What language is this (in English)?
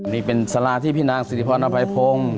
Thai